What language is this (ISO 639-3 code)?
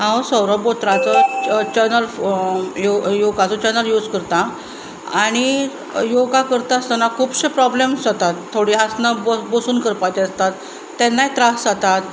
kok